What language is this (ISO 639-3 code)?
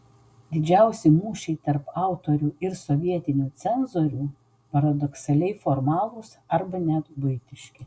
lit